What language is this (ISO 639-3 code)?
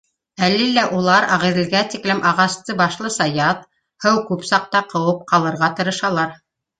bak